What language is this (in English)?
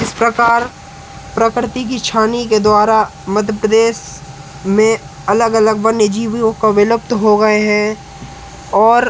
Hindi